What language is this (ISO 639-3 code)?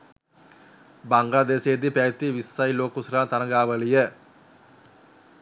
sin